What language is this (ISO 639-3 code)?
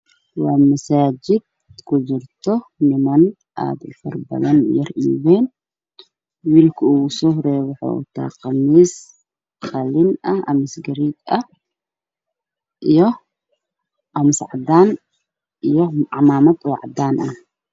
som